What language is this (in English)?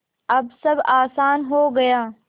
Hindi